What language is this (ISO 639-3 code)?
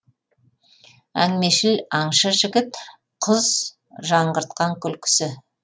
kaz